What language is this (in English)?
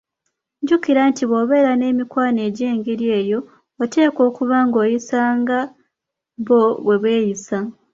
Ganda